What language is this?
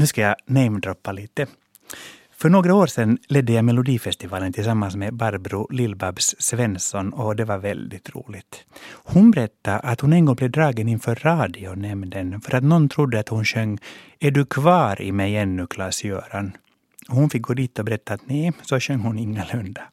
Swedish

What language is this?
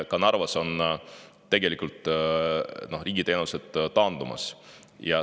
Estonian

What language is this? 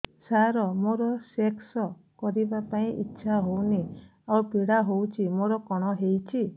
Odia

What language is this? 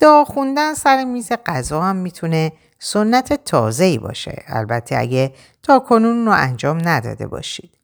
Persian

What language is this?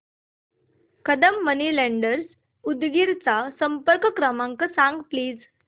Marathi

